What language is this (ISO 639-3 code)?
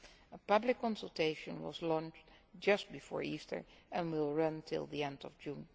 eng